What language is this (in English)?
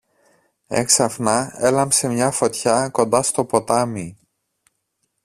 Greek